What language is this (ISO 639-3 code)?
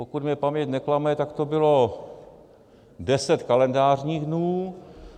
ces